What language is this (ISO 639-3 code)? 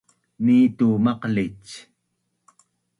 bnn